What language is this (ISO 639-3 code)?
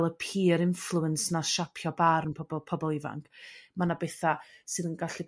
cym